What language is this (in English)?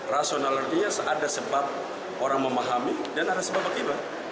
Indonesian